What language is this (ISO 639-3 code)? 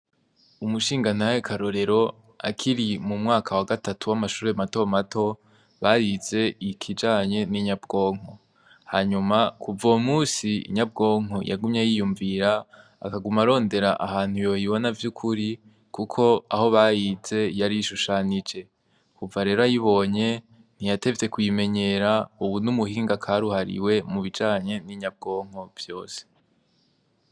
run